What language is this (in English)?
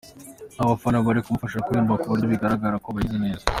Kinyarwanda